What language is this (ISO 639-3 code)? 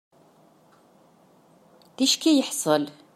kab